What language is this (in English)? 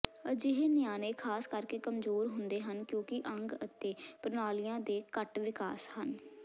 Punjabi